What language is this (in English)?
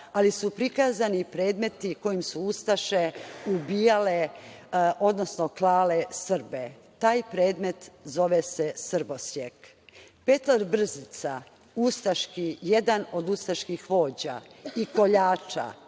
Serbian